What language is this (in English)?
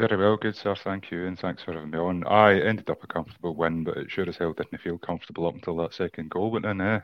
English